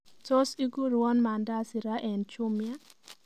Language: Kalenjin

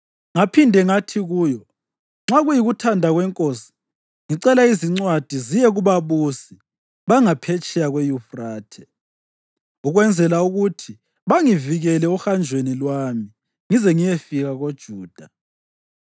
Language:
North Ndebele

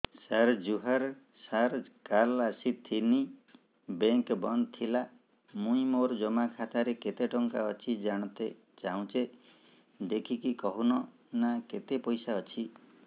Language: Odia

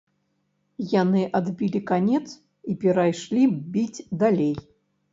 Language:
Belarusian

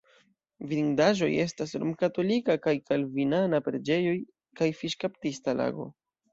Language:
Esperanto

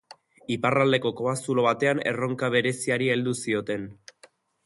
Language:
Basque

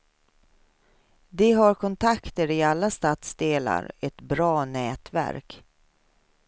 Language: Swedish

